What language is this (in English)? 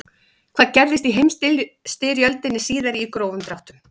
Icelandic